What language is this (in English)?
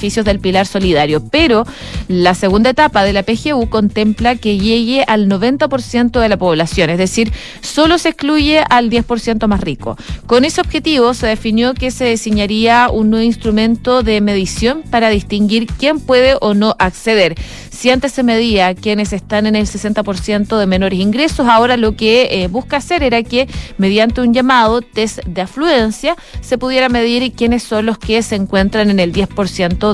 Spanish